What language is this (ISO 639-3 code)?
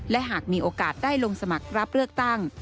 tha